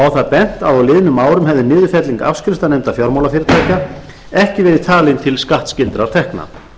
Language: Icelandic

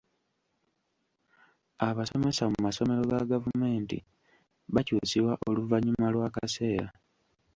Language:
Ganda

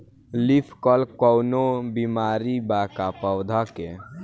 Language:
Bhojpuri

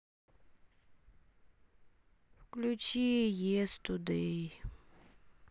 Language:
Russian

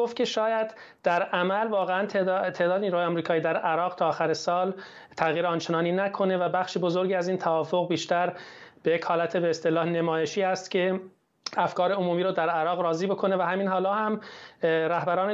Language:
Persian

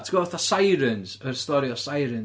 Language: Welsh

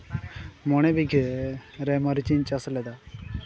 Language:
Santali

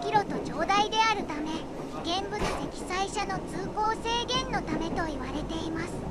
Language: Japanese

